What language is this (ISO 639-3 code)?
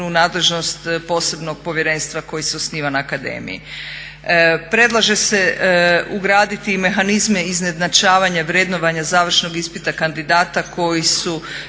hrv